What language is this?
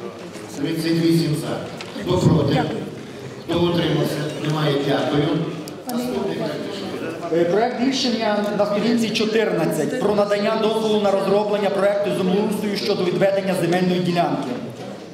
Ukrainian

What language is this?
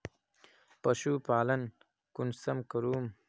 Magahi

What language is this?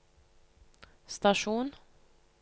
Norwegian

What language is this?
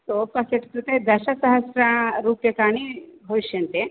Sanskrit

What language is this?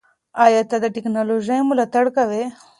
Pashto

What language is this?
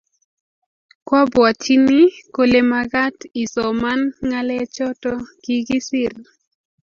Kalenjin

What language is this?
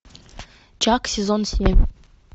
Russian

